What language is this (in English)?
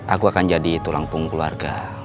Indonesian